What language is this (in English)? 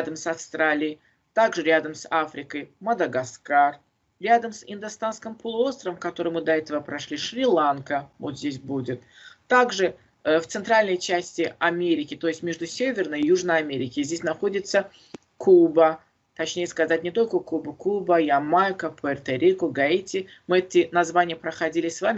Russian